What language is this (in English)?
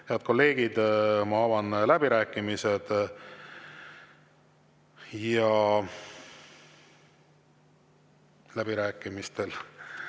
Estonian